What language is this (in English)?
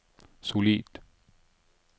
Norwegian